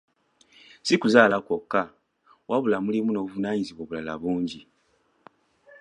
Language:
Ganda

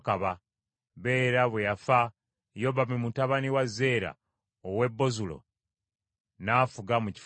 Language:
Ganda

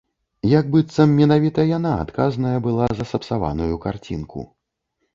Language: Belarusian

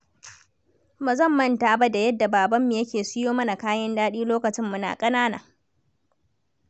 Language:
Hausa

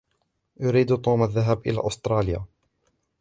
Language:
Arabic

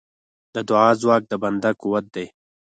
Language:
Pashto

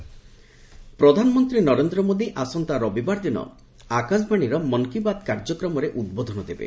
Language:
Odia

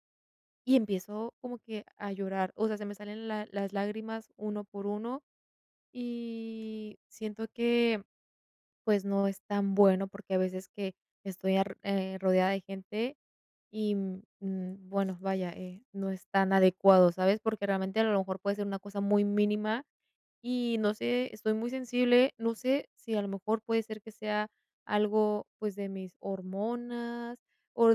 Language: Spanish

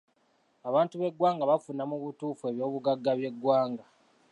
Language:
Ganda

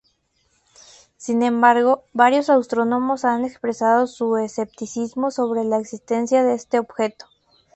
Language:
Spanish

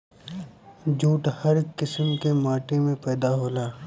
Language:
Bhojpuri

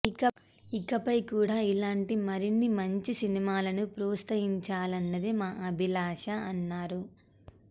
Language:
Telugu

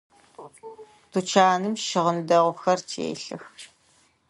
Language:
Adyghe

